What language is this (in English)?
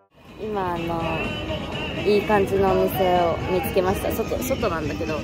Japanese